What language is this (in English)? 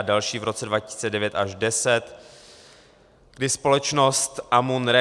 Czech